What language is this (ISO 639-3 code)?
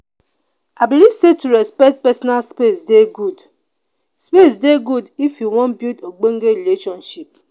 pcm